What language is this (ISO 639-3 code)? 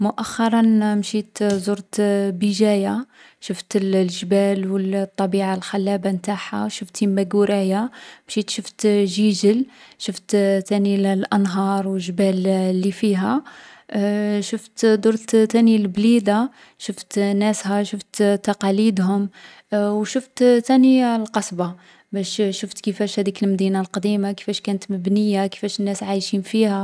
arq